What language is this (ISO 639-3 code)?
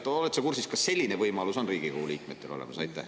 est